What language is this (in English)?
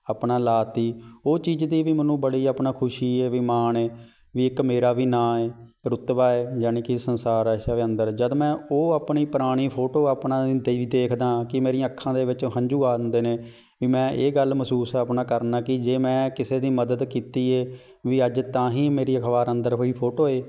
Punjabi